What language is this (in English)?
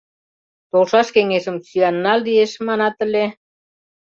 Mari